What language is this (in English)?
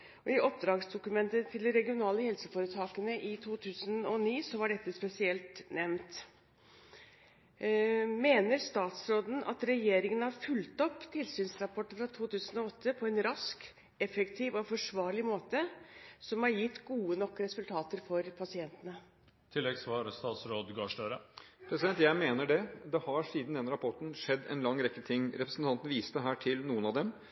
Norwegian Bokmål